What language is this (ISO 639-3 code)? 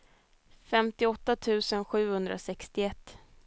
swe